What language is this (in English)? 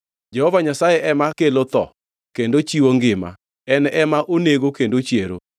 Luo (Kenya and Tanzania)